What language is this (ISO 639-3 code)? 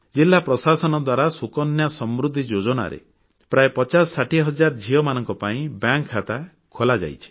ori